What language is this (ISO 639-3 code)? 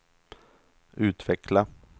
swe